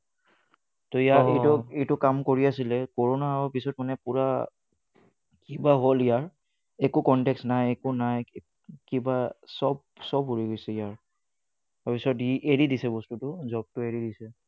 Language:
Assamese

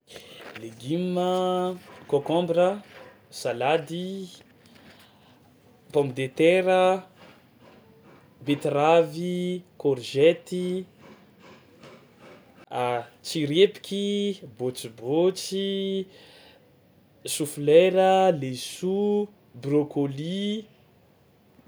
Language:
Tsimihety Malagasy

